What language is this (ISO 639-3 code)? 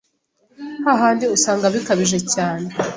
kin